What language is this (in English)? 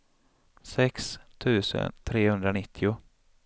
Swedish